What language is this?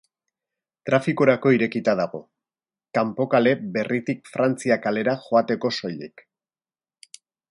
Basque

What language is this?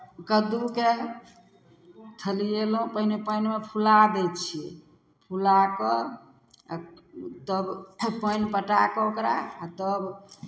Maithili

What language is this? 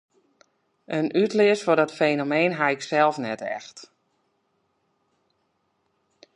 Western Frisian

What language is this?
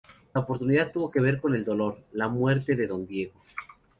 Spanish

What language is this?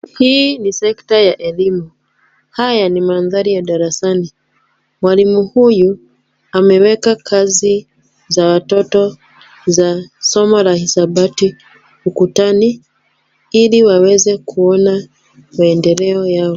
Swahili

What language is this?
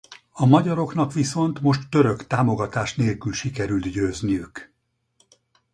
Hungarian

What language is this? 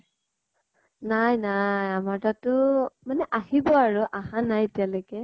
Assamese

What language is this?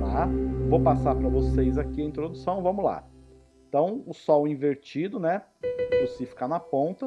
Portuguese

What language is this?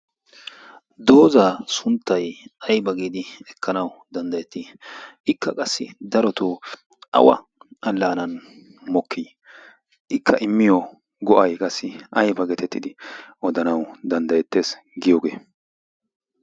Wolaytta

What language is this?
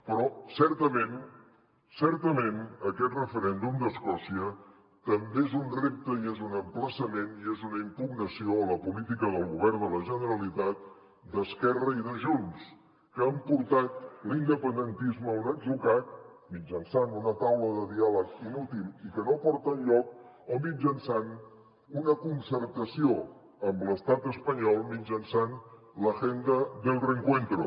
Catalan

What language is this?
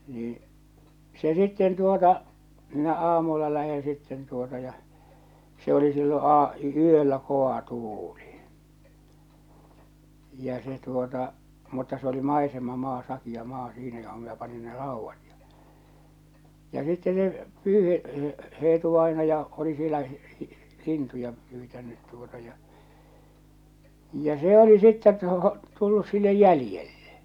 Finnish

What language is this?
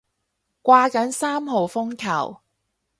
Cantonese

